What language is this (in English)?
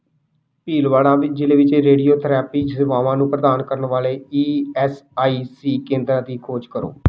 Punjabi